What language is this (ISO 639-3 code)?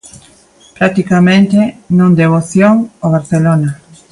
glg